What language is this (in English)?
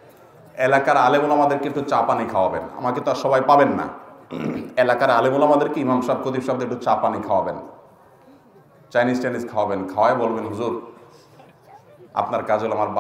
Arabic